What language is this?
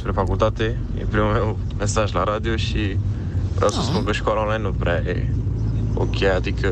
Romanian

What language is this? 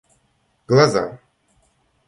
Russian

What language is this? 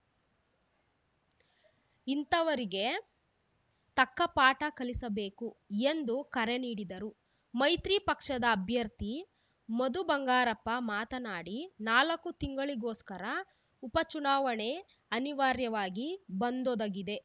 Kannada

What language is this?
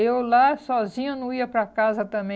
Portuguese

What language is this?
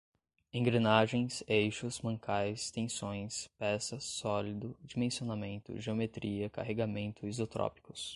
Portuguese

